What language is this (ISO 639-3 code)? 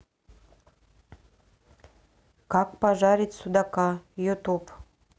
rus